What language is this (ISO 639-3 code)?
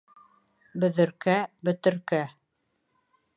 bak